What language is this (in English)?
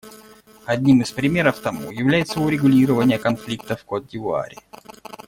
Russian